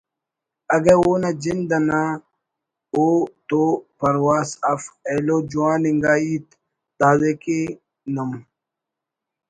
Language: Brahui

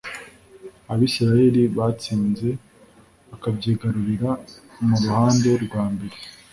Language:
Kinyarwanda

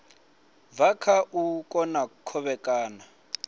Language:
Venda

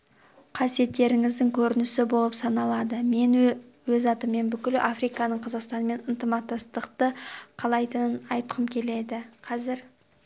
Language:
Kazakh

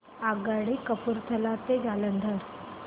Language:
Marathi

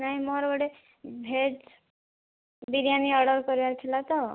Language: Odia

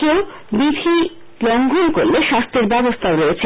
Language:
Bangla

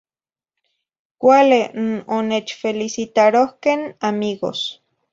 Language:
Zacatlán-Ahuacatlán-Tepetzintla Nahuatl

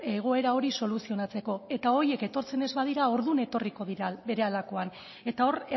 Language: Basque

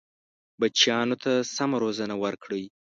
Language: Pashto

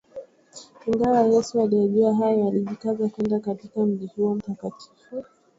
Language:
Swahili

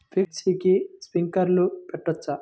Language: Telugu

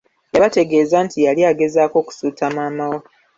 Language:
Ganda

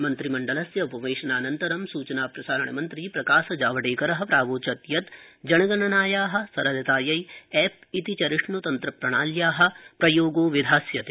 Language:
Sanskrit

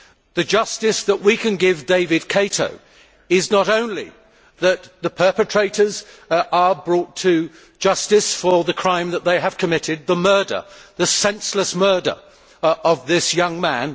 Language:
English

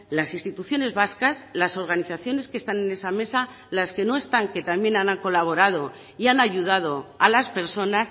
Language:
Spanish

